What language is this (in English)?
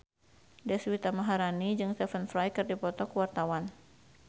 Sundanese